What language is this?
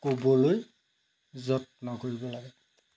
Assamese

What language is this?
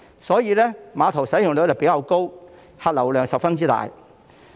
Cantonese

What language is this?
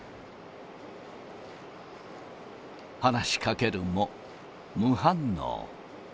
Japanese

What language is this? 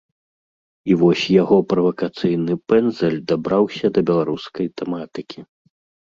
Belarusian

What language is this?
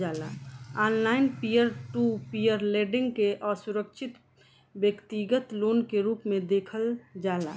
Bhojpuri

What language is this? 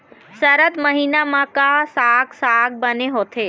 Chhattisgarhi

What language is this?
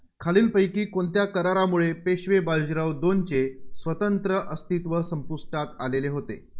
Marathi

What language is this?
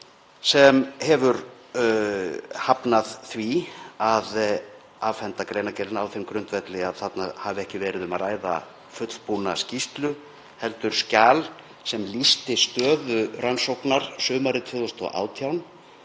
Icelandic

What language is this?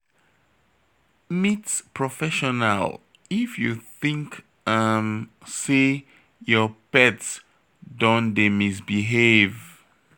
Nigerian Pidgin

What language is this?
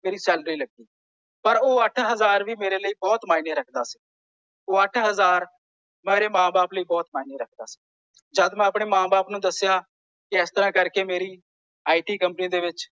Punjabi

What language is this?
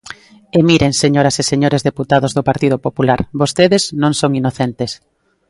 Galician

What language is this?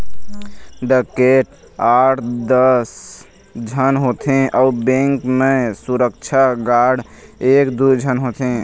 Chhattisgarhi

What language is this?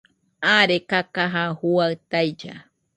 Nüpode Huitoto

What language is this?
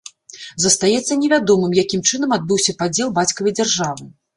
Belarusian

